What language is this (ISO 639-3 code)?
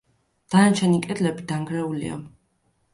kat